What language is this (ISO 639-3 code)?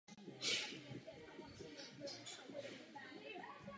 ces